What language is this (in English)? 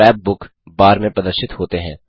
Hindi